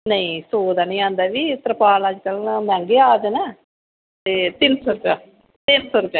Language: Dogri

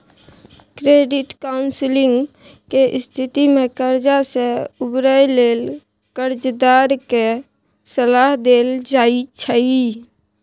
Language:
Maithili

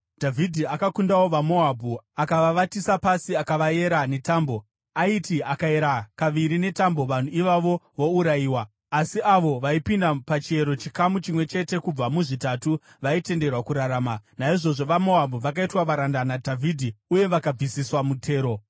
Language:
Shona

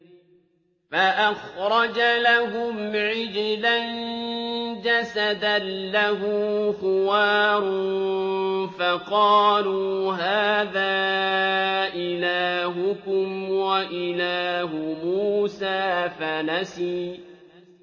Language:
Arabic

